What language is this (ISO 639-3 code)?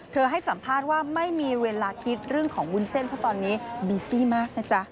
tha